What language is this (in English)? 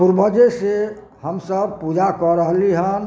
Maithili